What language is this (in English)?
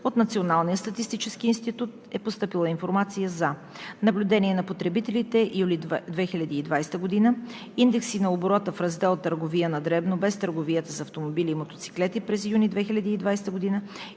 Bulgarian